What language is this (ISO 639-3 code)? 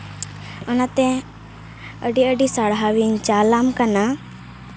sat